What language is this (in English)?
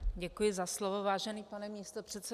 Czech